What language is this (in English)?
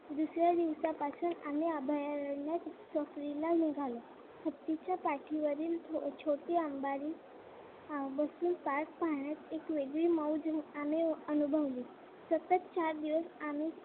Marathi